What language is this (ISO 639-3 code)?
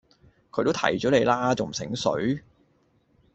yue